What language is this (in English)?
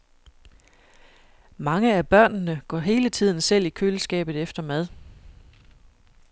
Danish